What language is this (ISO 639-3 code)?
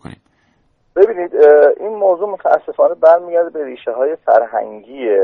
fas